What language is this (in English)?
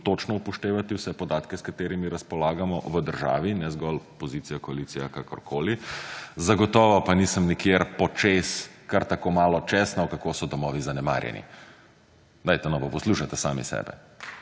Slovenian